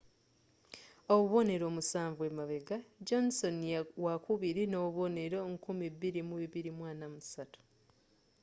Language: Ganda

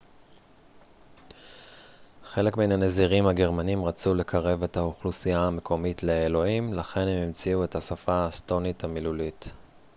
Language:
Hebrew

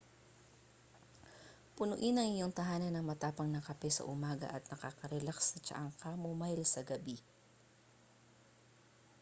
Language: Filipino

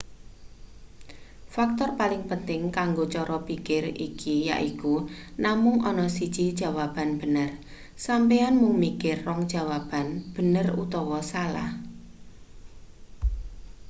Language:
Javanese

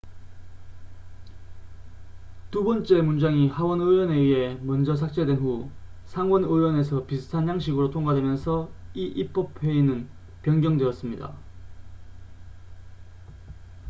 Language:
Korean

